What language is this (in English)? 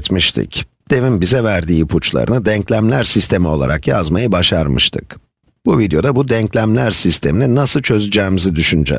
Turkish